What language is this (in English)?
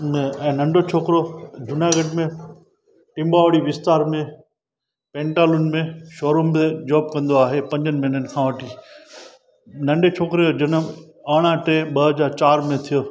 Sindhi